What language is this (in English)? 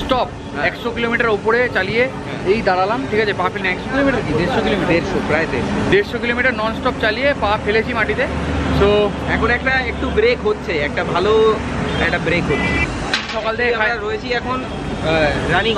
Hindi